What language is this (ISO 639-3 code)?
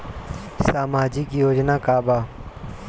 bho